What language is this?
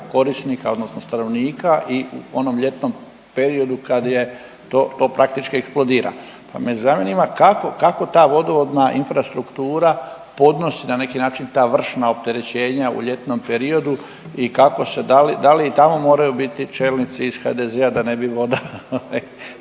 Croatian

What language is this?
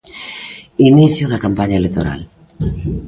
Galician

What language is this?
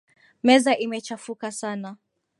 Swahili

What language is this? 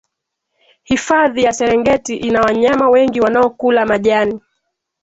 Swahili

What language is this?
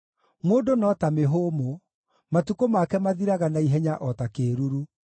Kikuyu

